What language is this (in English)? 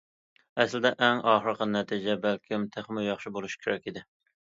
Uyghur